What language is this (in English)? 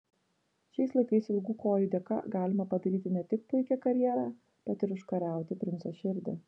Lithuanian